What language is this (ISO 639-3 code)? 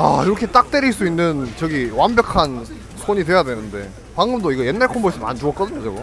kor